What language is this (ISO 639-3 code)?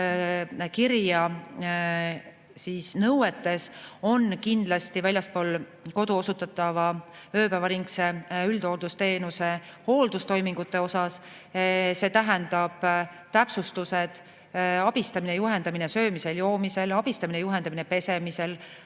est